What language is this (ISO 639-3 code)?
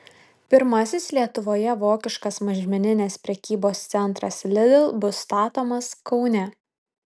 lit